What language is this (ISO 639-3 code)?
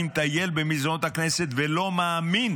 heb